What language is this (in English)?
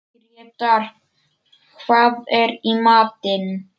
Icelandic